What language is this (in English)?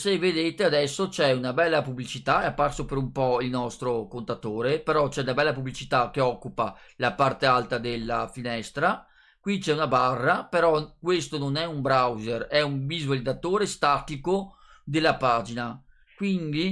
Italian